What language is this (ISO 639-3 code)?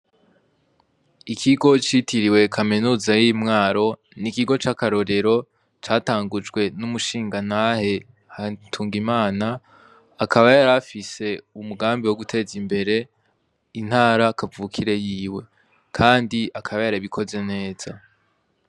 run